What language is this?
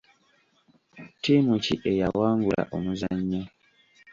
Ganda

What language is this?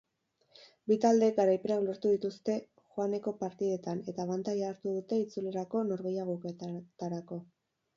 Basque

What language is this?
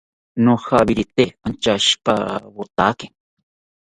South Ucayali Ashéninka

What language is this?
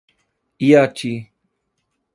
Portuguese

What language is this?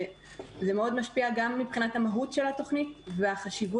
Hebrew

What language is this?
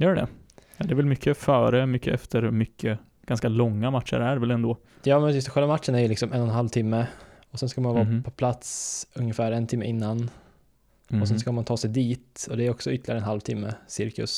Swedish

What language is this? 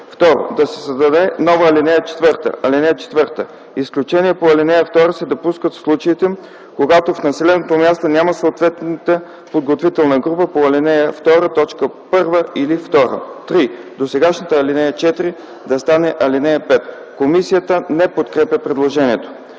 Bulgarian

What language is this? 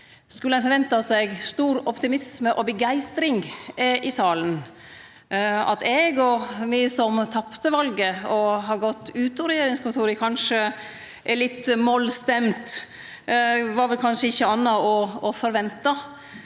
Norwegian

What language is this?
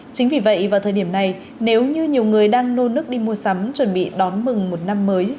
Vietnamese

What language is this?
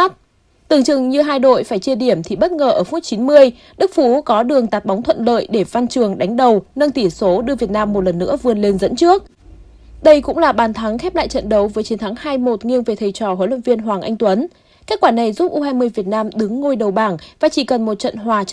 Vietnamese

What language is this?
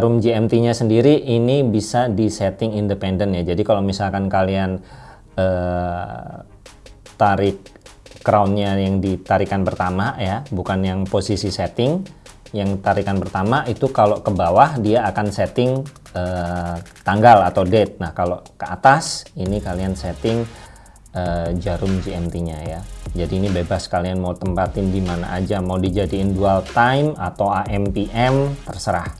Indonesian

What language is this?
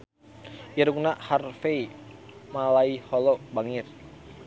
Sundanese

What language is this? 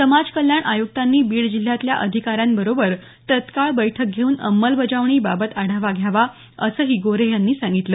Marathi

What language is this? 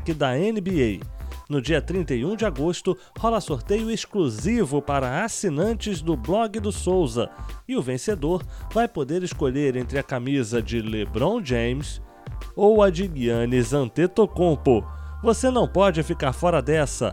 Portuguese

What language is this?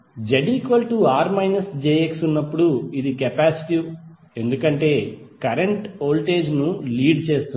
Telugu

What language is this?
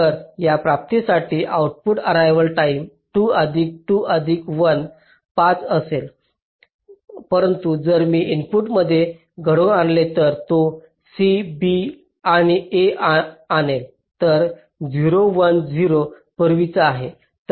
Marathi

